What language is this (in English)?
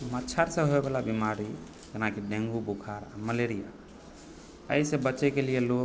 Maithili